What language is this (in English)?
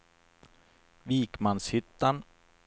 Swedish